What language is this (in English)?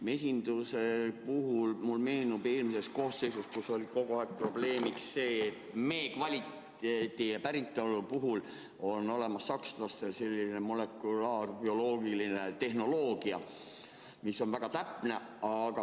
Estonian